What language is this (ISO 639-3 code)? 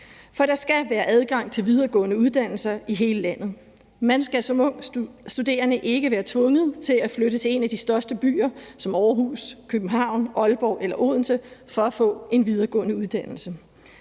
dan